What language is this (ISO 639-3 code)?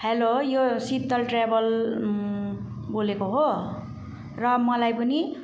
nep